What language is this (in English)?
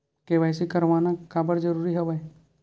Chhattisgarhi